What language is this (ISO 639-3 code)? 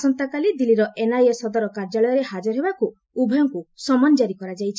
ori